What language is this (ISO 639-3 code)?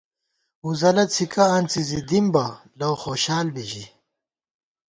gwt